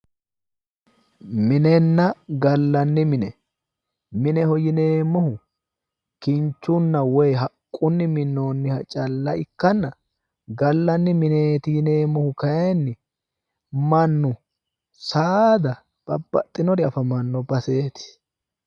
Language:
Sidamo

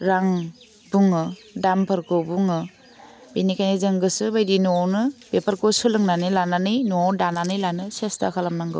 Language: Bodo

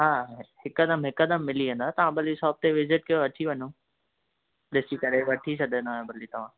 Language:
Sindhi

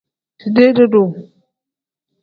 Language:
Tem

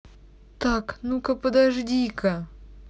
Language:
Russian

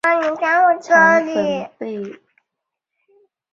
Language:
Chinese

